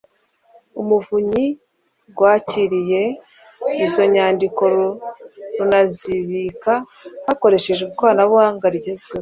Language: Kinyarwanda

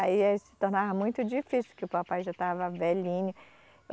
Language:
Portuguese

